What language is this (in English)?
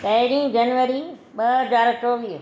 Sindhi